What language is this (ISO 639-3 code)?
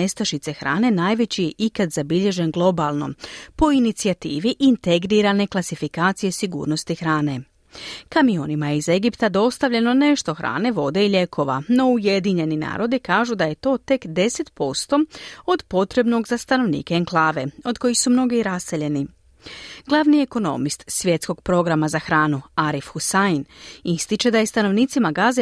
hrv